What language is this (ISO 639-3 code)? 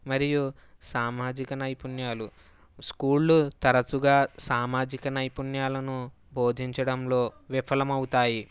tel